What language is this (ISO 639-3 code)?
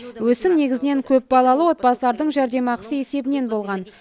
kaz